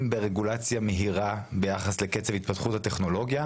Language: Hebrew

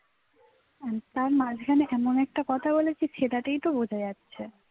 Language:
Bangla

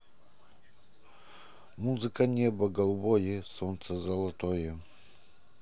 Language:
Russian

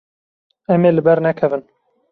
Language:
Kurdish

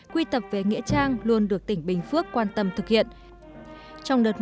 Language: Vietnamese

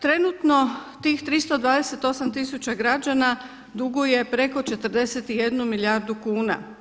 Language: Croatian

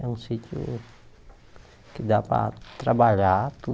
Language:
Portuguese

